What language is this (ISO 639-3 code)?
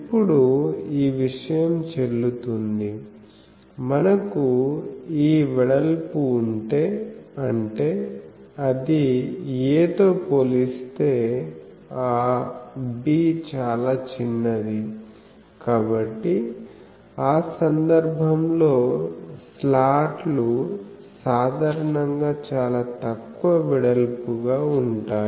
tel